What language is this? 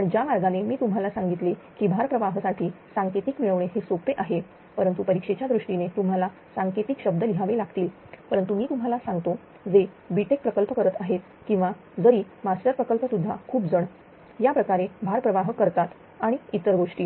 Marathi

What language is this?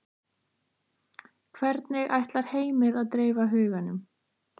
Icelandic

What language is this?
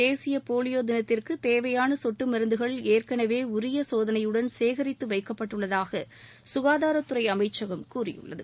Tamil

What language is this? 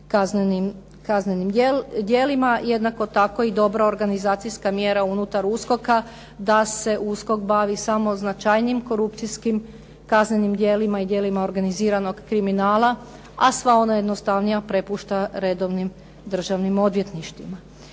Croatian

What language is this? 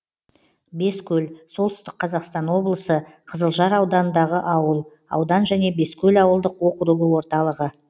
Kazakh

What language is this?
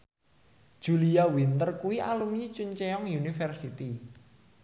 Javanese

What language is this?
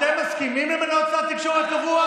Hebrew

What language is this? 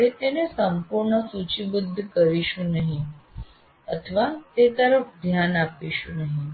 Gujarati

